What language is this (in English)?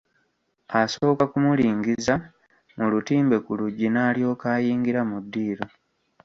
Ganda